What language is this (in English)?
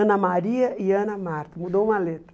Portuguese